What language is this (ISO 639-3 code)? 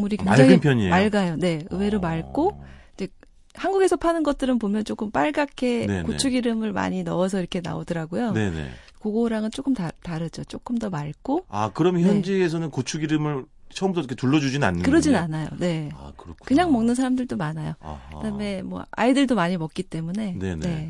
kor